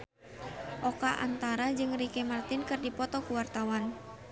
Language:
Sundanese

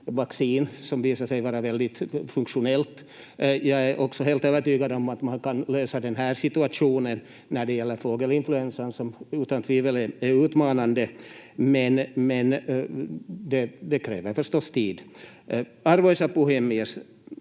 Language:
Finnish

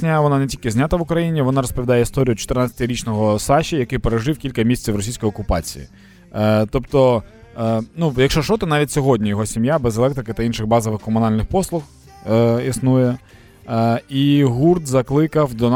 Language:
Ukrainian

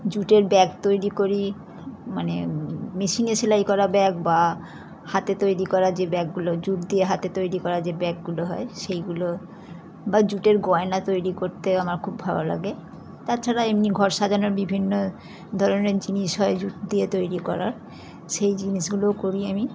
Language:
Bangla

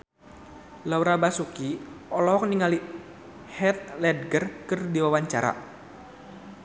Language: Sundanese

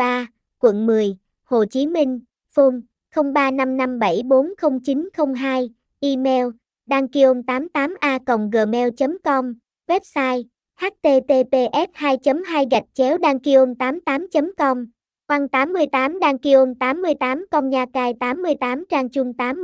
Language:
Vietnamese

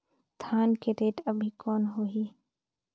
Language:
Chhattisgarhi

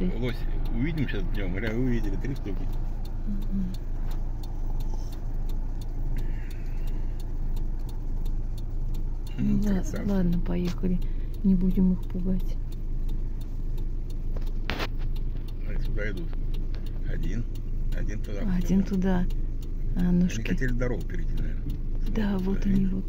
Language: Russian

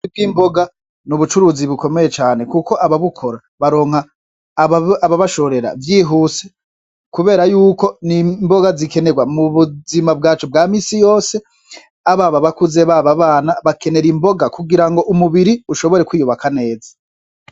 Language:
Rundi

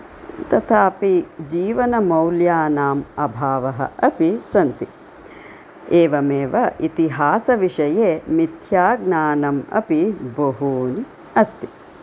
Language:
Sanskrit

